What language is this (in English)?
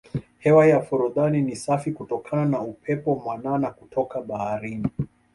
Swahili